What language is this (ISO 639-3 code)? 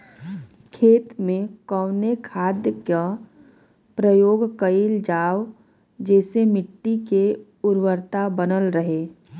bho